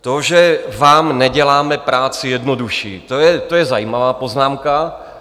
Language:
Czech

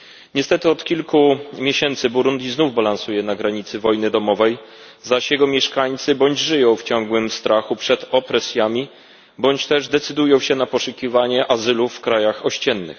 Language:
Polish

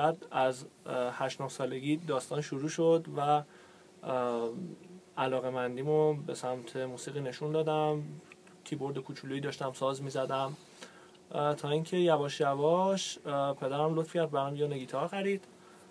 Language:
Persian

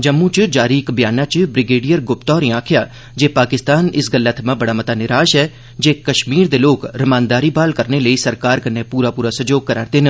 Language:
Dogri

